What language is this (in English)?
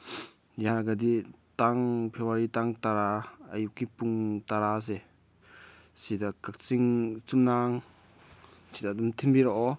Manipuri